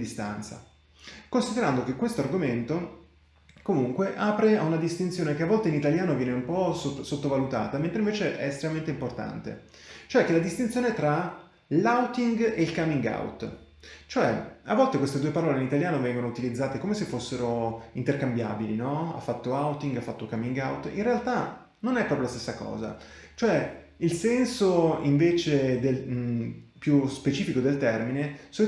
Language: Italian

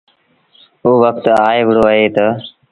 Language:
Sindhi Bhil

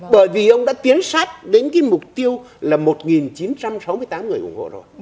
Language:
Vietnamese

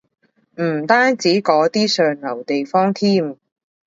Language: Cantonese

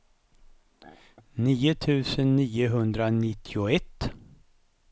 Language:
Swedish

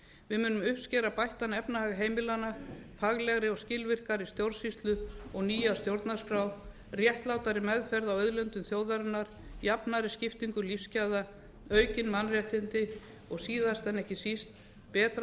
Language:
Icelandic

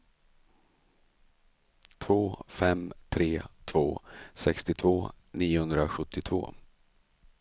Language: Swedish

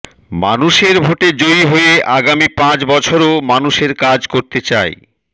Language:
Bangla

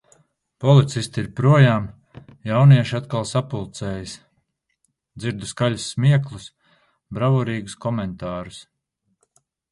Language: Latvian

